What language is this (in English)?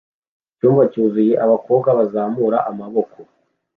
Kinyarwanda